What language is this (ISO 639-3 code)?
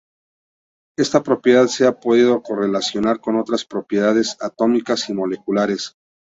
spa